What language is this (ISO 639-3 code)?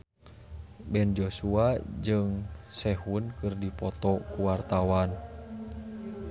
sun